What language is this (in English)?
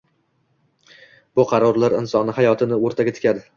Uzbek